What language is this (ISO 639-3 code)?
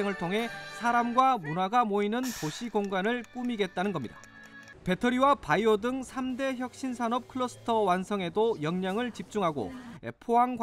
kor